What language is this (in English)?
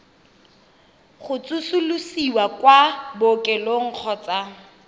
Tswana